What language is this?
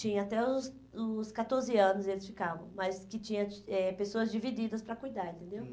Portuguese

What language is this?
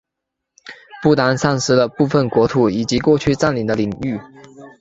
Chinese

